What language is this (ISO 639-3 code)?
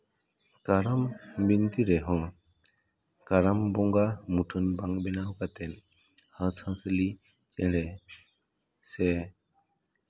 sat